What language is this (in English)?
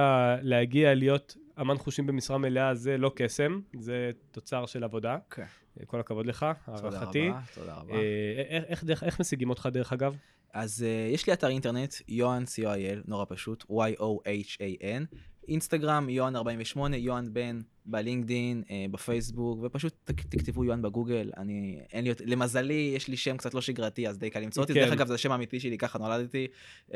Hebrew